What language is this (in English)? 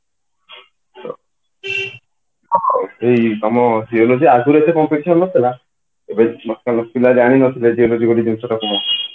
Odia